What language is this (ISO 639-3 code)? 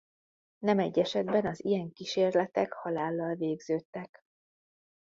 hun